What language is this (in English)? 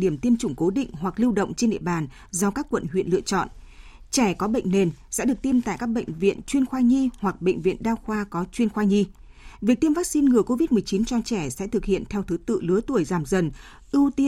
Vietnamese